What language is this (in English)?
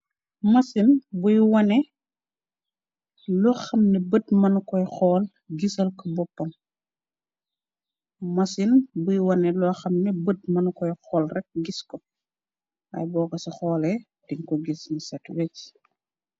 Wolof